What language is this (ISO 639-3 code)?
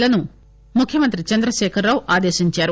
tel